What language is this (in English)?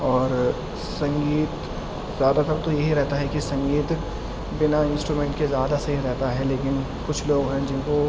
Urdu